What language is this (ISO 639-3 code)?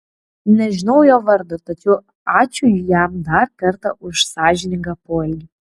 lit